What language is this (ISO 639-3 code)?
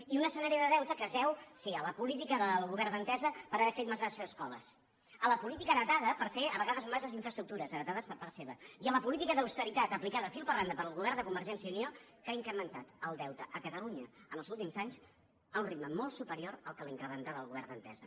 cat